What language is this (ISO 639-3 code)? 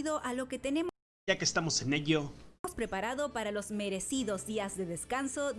spa